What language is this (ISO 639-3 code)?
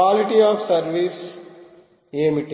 tel